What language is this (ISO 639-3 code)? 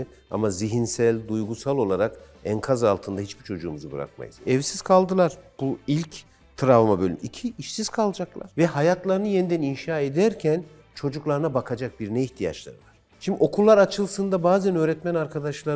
tur